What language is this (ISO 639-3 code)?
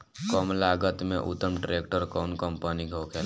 bho